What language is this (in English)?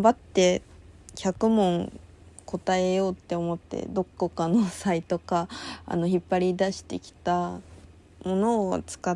Japanese